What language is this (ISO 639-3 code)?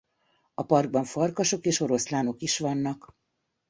hun